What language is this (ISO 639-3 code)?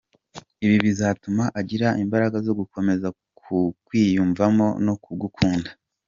kin